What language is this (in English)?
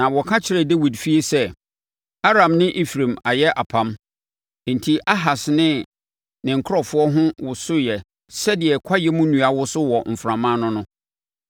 Akan